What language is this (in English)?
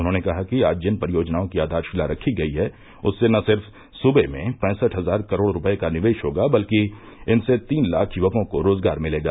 Hindi